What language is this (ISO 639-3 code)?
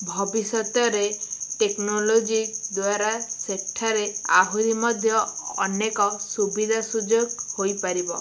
ori